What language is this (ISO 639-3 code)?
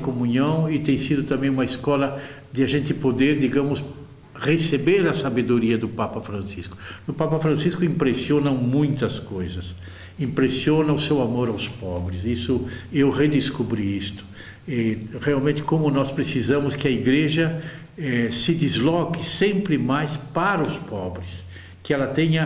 por